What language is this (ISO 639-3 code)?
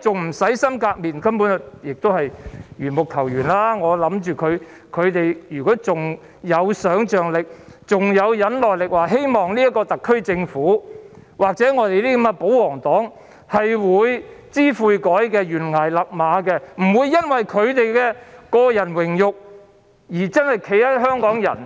yue